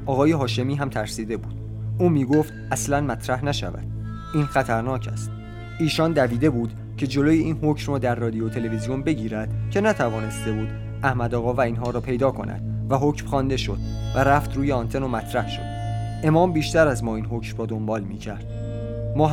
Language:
Persian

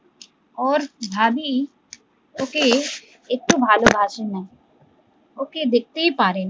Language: Bangla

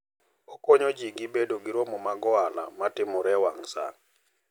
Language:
Luo (Kenya and Tanzania)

